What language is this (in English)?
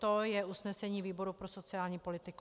Czech